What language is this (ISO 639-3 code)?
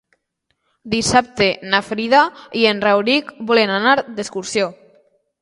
cat